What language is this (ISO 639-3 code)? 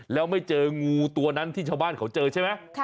tha